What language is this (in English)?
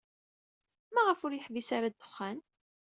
Kabyle